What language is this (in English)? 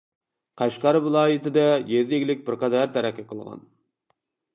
Uyghur